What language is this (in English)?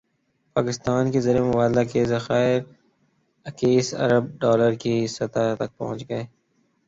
Urdu